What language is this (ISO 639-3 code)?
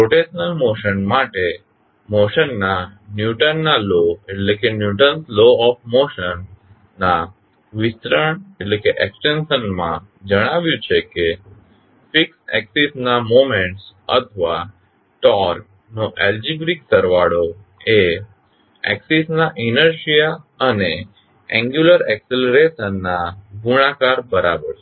guj